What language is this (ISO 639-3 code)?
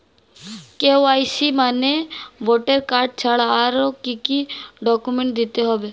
ben